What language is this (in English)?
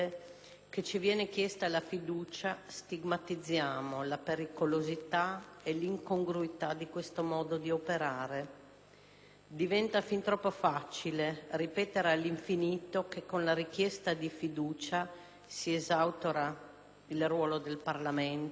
Italian